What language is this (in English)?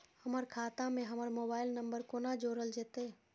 Maithili